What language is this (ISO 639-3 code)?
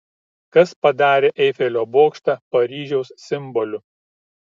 lit